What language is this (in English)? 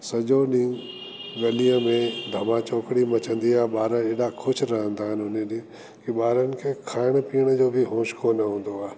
Sindhi